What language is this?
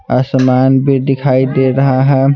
Hindi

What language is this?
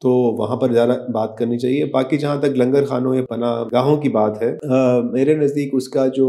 Urdu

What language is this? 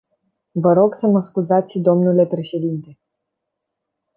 Romanian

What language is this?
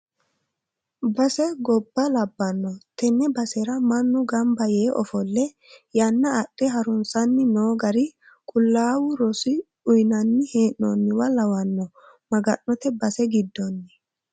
Sidamo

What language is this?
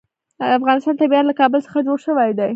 Pashto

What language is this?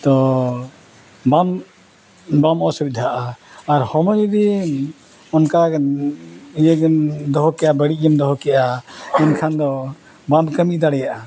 Santali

